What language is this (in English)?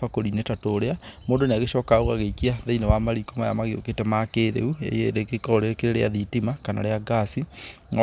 Kikuyu